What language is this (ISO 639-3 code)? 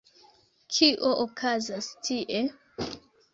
epo